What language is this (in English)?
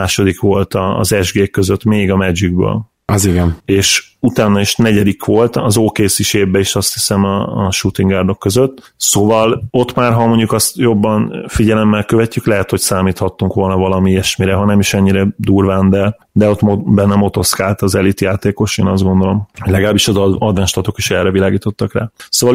Hungarian